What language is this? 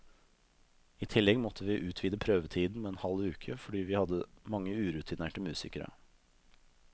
Norwegian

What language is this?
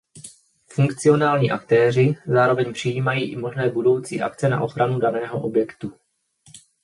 Czech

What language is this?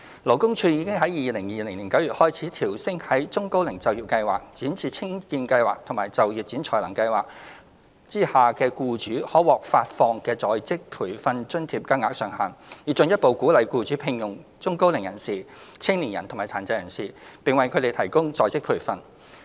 Cantonese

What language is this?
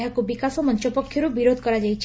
Odia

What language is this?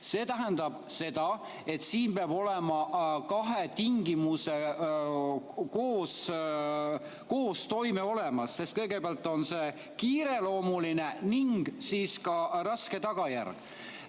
Estonian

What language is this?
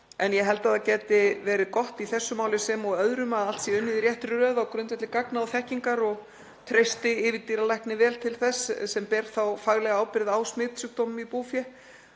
Icelandic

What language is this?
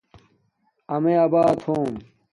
Domaaki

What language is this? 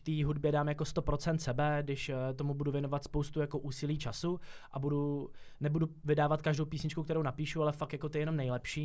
Czech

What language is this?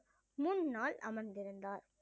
Tamil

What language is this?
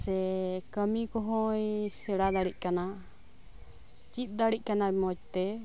Santali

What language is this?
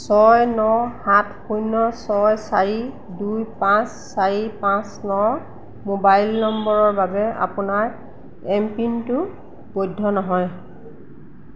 Assamese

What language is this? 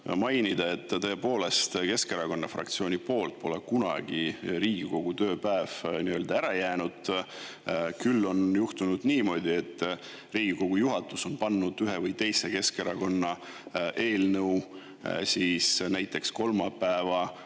Estonian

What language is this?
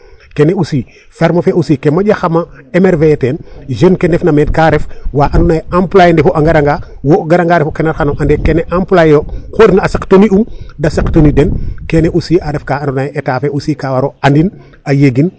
Serer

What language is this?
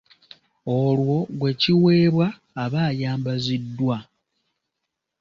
Ganda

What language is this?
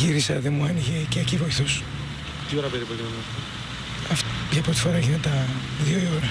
Greek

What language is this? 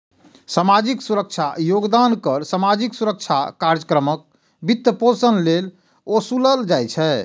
Maithili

